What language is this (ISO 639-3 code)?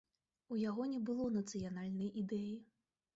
bel